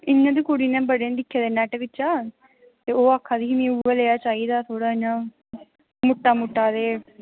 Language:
Dogri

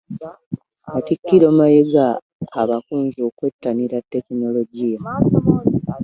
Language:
Ganda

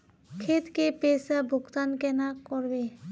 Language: Magahi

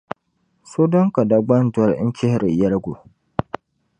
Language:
Dagbani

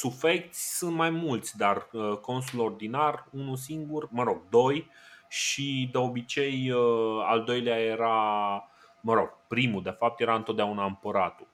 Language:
Romanian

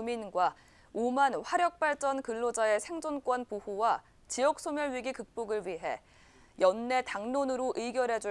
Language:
Korean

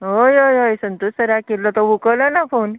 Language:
Konkani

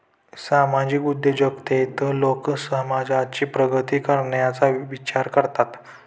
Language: Marathi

